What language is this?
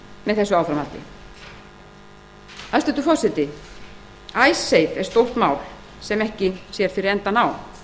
Icelandic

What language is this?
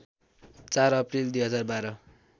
Nepali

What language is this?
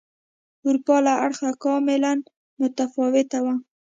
Pashto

